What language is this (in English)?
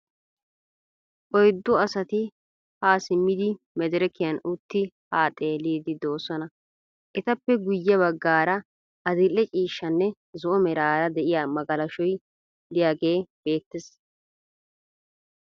Wolaytta